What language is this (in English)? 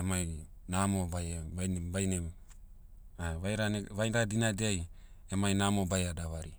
Motu